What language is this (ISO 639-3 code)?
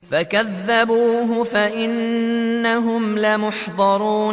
ara